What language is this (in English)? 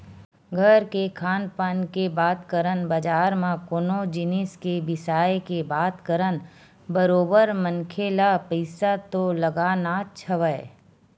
Chhattisgarhi